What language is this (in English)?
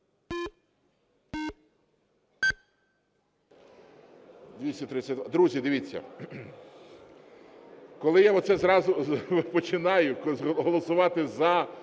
Ukrainian